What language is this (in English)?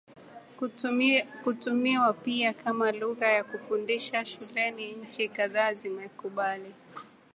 Swahili